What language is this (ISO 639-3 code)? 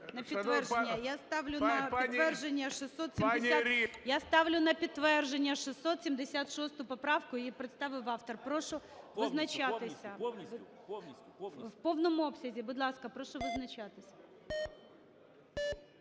ukr